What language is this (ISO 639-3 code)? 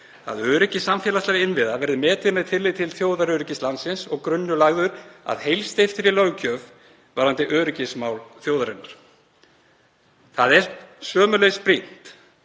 isl